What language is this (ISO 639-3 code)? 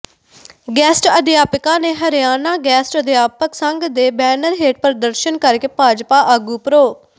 pan